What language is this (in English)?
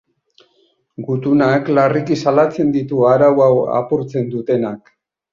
Basque